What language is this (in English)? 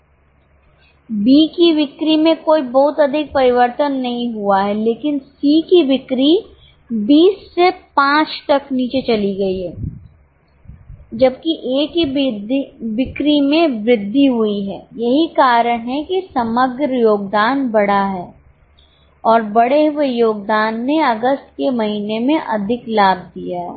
Hindi